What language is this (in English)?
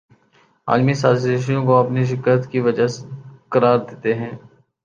Urdu